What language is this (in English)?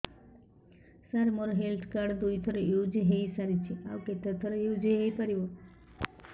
Odia